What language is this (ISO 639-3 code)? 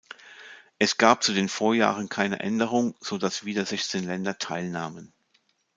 deu